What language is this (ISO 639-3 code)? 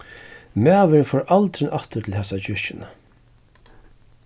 fao